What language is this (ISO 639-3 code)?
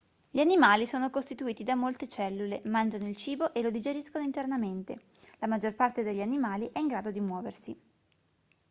ita